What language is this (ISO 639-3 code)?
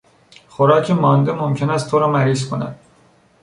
fas